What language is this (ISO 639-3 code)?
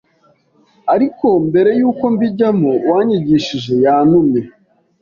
kin